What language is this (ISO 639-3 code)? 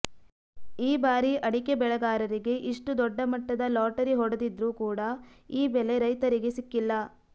kan